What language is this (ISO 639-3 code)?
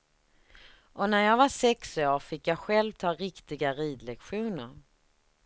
swe